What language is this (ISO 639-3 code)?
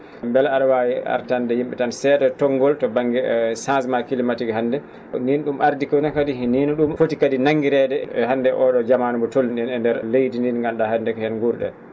ful